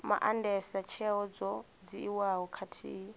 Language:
Venda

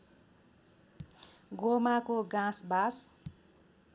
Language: Nepali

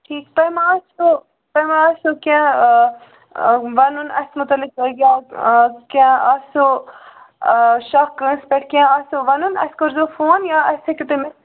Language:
Kashmiri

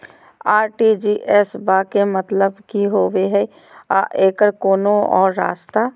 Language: Magahi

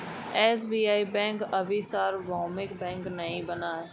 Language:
Hindi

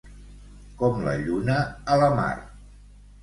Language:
Catalan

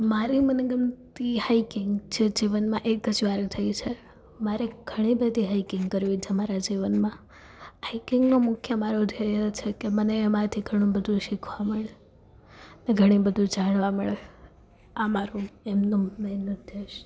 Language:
Gujarati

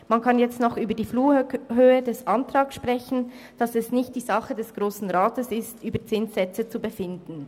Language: Swiss German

